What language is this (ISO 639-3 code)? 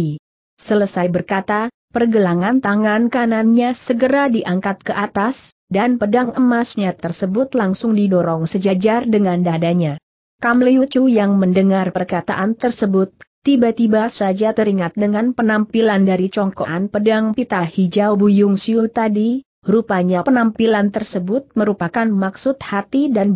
ind